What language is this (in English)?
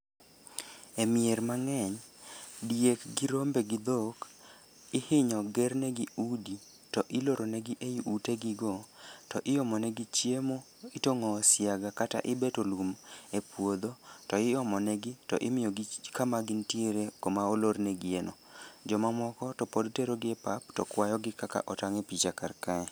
Luo (Kenya and Tanzania)